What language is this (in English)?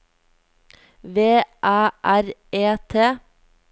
Norwegian